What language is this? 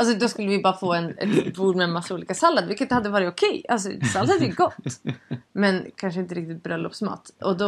Swedish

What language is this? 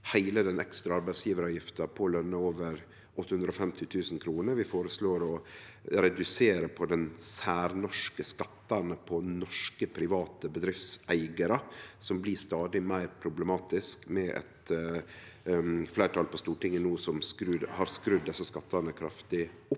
Norwegian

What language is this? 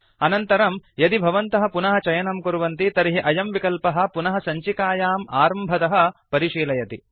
Sanskrit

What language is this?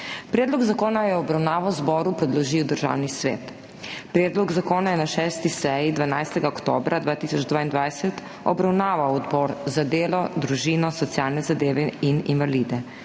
Slovenian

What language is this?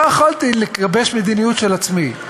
Hebrew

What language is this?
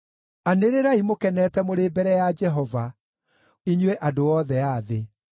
Kikuyu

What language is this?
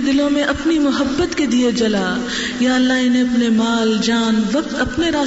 Urdu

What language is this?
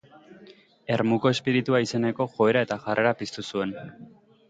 Basque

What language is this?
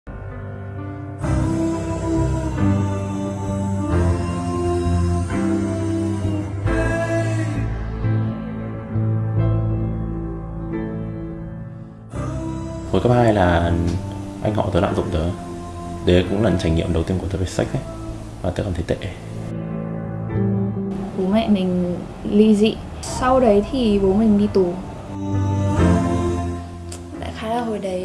Vietnamese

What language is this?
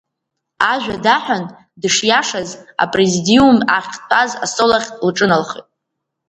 Abkhazian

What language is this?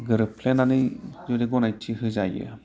Bodo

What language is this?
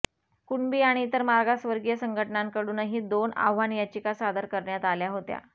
Marathi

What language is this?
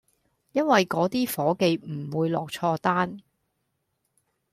Cantonese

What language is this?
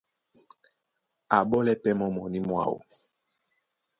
Duala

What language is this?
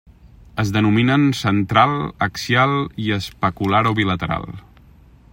Catalan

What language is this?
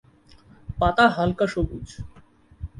Bangla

